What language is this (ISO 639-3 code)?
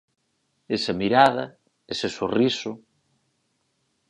glg